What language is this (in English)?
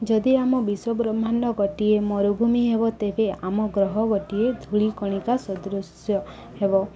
Odia